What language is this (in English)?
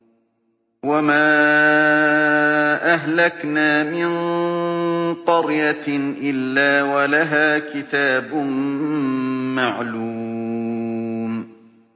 Arabic